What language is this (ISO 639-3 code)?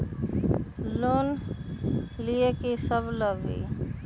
mag